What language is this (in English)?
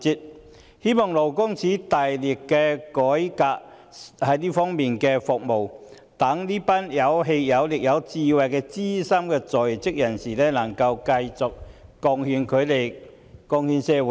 Cantonese